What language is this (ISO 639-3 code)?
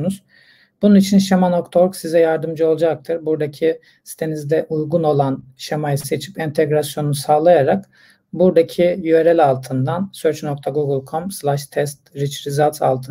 tur